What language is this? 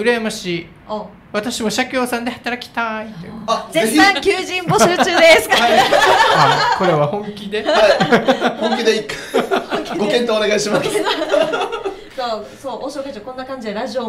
Japanese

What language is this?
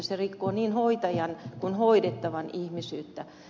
Finnish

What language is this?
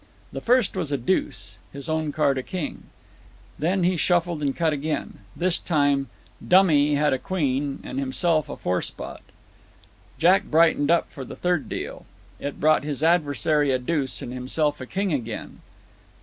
English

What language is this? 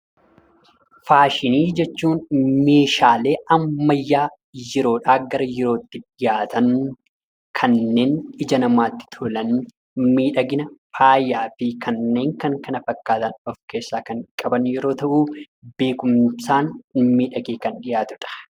Oromo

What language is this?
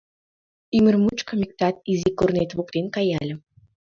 Mari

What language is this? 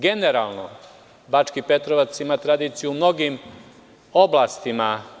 Serbian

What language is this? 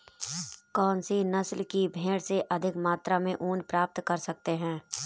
Hindi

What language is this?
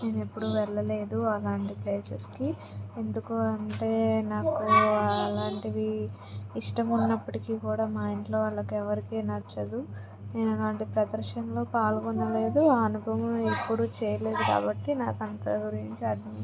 Telugu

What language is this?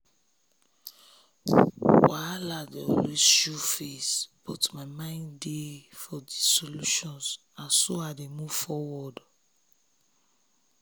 Nigerian Pidgin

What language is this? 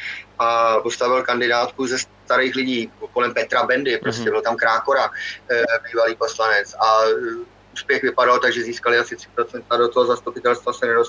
Czech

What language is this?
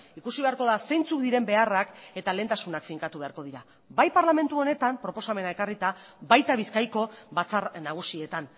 Basque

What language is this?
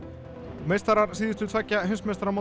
Icelandic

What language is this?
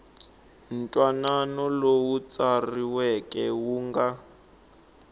Tsonga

